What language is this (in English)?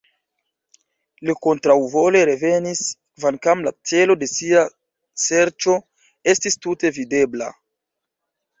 Esperanto